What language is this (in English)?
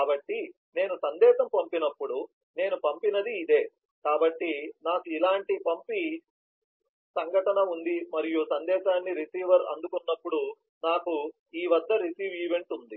Telugu